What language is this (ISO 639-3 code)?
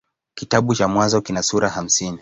swa